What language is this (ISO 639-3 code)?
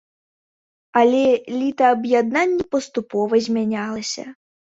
bel